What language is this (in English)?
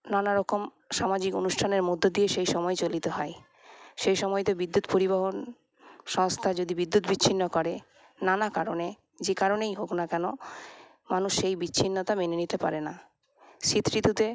Bangla